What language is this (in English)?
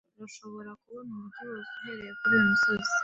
Kinyarwanda